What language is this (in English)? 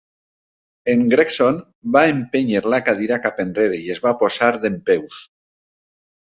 Catalan